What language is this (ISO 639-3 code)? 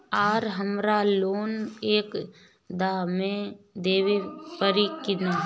bho